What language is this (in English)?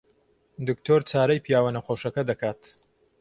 Central Kurdish